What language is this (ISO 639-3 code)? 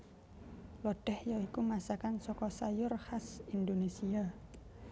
jav